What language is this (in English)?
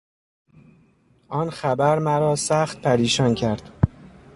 Persian